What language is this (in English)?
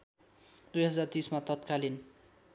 Nepali